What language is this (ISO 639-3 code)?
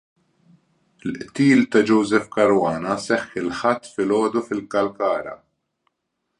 mlt